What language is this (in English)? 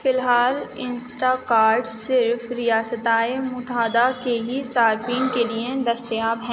Urdu